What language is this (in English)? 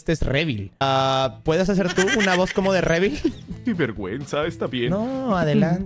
Spanish